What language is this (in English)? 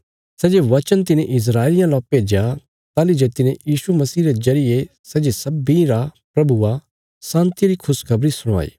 Bilaspuri